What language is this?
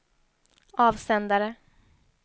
Swedish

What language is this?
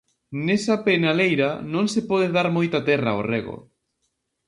Galician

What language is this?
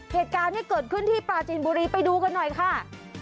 Thai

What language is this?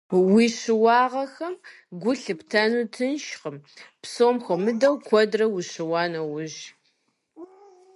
Kabardian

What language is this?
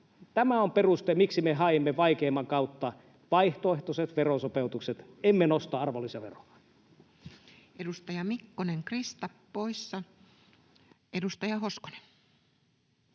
Finnish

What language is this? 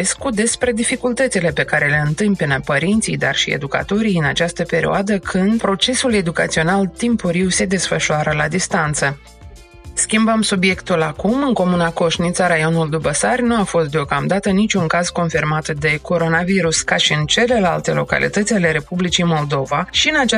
Romanian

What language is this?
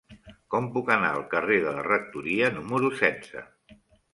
Catalan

